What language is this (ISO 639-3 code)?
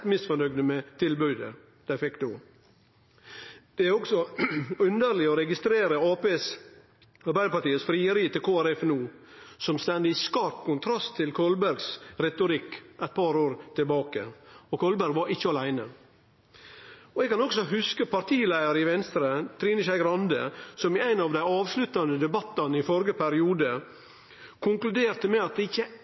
nno